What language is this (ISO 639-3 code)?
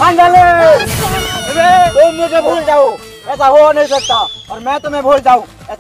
kor